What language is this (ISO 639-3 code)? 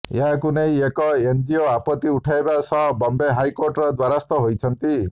ori